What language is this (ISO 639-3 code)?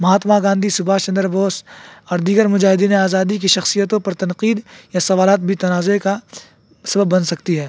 urd